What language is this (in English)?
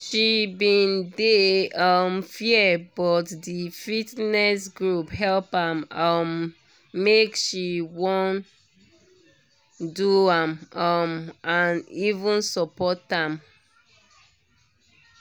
Nigerian Pidgin